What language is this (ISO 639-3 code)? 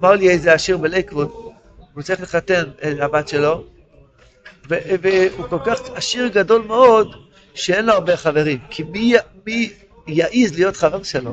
heb